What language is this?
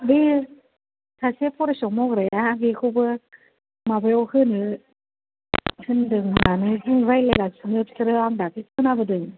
Bodo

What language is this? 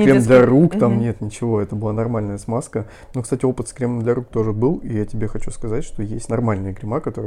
Russian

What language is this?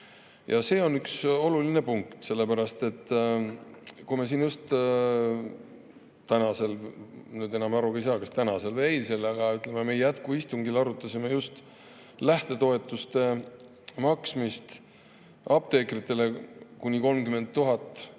Estonian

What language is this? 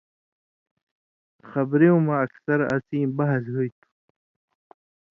Indus Kohistani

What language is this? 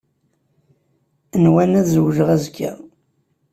Kabyle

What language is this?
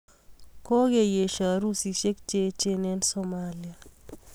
Kalenjin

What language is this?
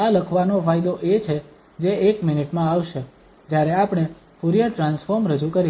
Gujarati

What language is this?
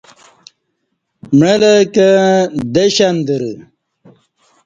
Kati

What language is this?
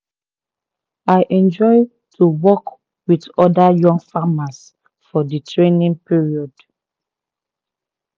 Nigerian Pidgin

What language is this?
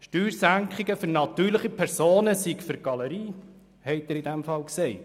Swiss German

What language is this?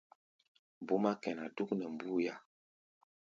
Gbaya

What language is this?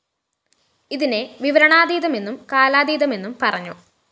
Malayalam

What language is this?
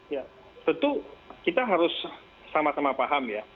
Indonesian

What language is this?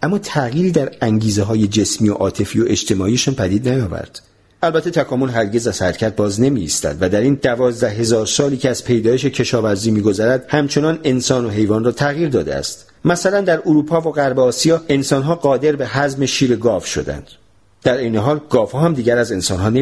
Persian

